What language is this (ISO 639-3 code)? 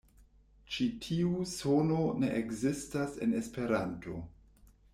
epo